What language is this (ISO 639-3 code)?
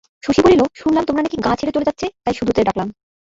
ben